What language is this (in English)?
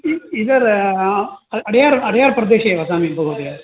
Sanskrit